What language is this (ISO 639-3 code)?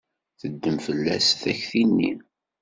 kab